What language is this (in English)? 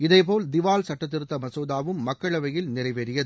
Tamil